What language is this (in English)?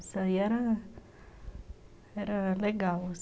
Portuguese